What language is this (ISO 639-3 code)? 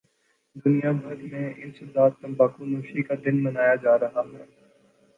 urd